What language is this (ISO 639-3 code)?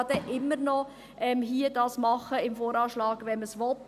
gsw